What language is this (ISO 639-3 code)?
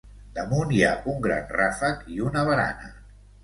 cat